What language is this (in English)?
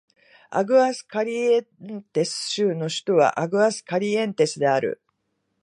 Japanese